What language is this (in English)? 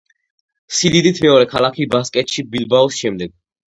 Georgian